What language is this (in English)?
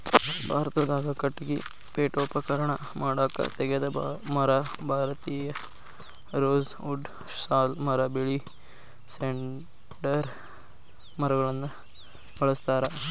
Kannada